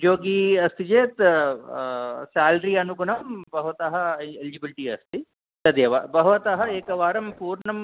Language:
Sanskrit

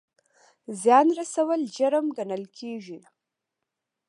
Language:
Pashto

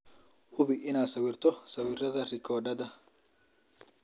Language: Somali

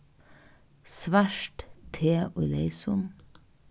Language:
Faroese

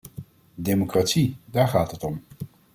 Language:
Dutch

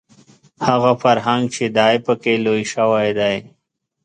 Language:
Pashto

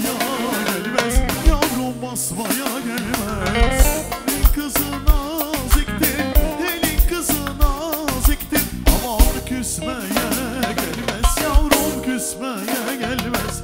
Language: Turkish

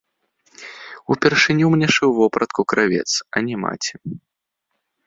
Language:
Belarusian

